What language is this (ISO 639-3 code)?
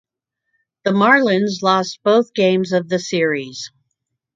eng